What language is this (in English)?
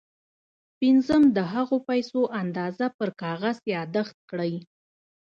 Pashto